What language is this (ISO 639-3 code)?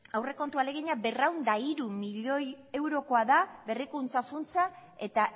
eus